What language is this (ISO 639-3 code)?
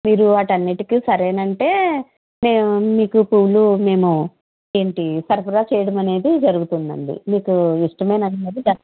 tel